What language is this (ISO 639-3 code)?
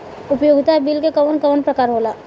bho